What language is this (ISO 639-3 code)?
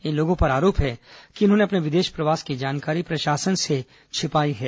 hin